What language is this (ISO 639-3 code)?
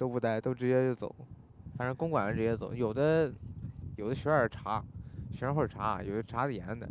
zho